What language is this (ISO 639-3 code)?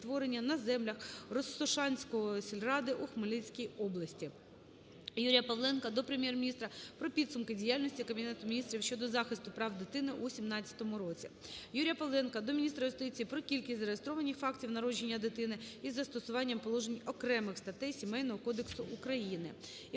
ukr